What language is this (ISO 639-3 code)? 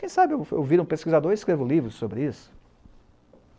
por